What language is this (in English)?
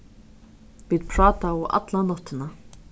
Faroese